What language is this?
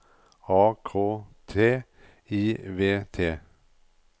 Norwegian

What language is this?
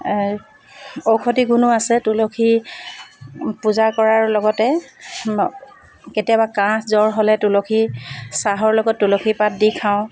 Assamese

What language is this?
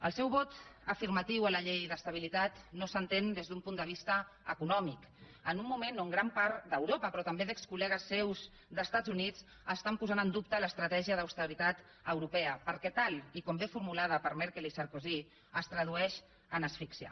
Catalan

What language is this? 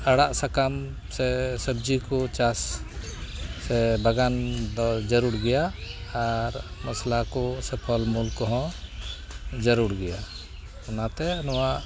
Santali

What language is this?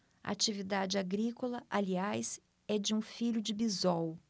Portuguese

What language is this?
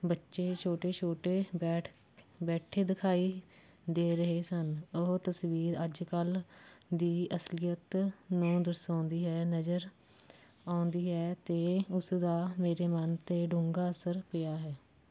Punjabi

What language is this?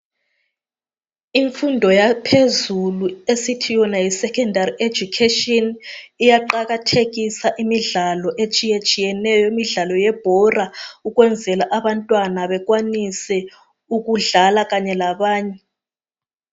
North Ndebele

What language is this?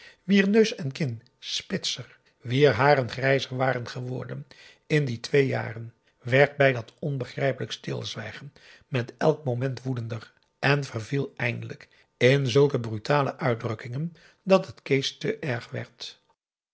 Dutch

